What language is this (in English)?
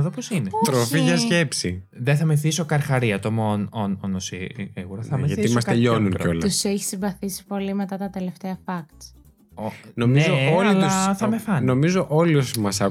Greek